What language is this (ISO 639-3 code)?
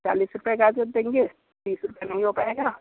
hin